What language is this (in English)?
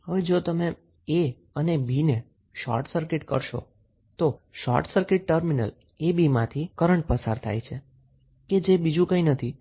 Gujarati